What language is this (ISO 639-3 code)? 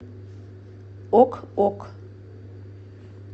rus